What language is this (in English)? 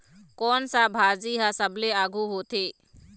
Chhattisgarhi